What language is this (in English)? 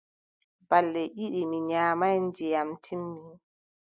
Adamawa Fulfulde